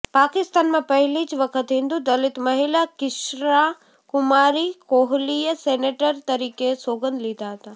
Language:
Gujarati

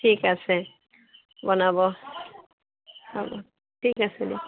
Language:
Assamese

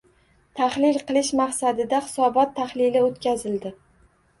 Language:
Uzbek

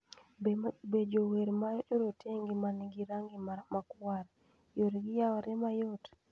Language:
Luo (Kenya and Tanzania)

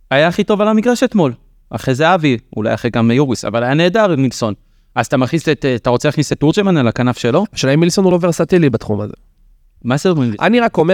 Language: Hebrew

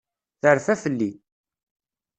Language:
Kabyle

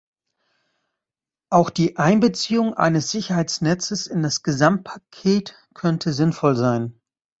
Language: German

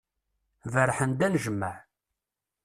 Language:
Kabyle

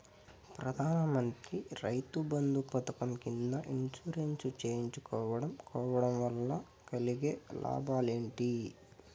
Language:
Telugu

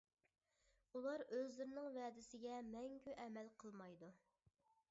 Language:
Uyghur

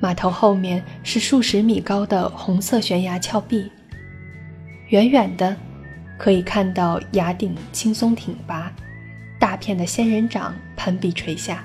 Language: Chinese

